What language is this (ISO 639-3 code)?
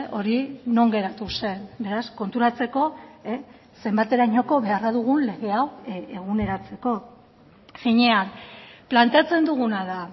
eus